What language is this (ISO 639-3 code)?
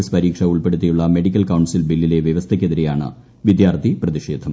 mal